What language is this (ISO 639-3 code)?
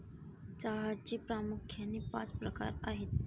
mar